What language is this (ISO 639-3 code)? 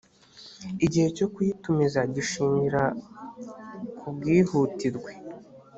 kin